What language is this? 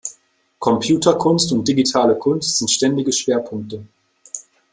German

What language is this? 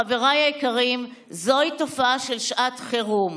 Hebrew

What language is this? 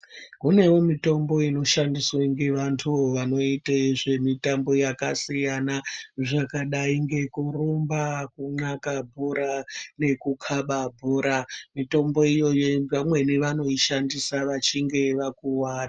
Ndau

